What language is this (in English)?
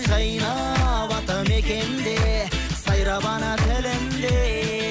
Kazakh